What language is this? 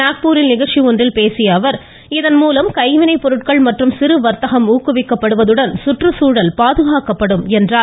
Tamil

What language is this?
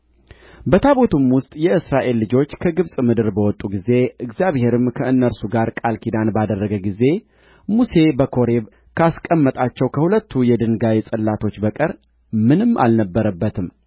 Amharic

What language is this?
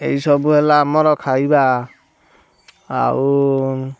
Odia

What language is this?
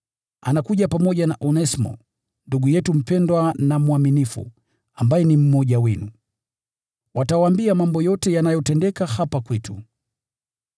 Swahili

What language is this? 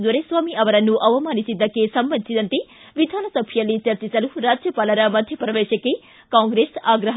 Kannada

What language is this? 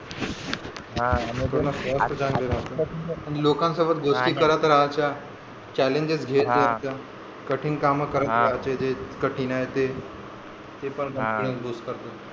Marathi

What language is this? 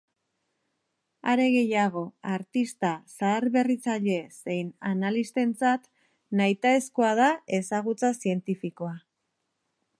Basque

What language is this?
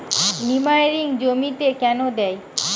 Bangla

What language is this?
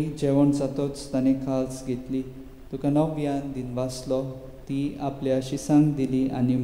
Romanian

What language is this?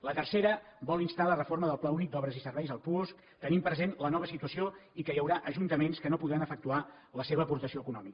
Catalan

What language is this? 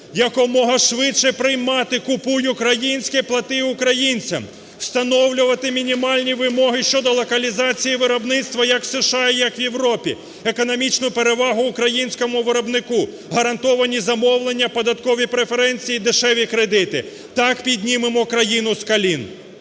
Ukrainian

